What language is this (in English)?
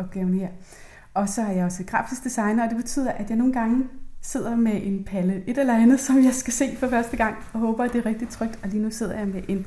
Danish